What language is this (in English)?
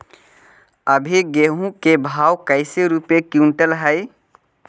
Magahi